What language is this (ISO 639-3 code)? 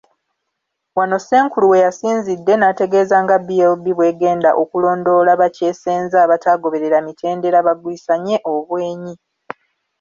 lug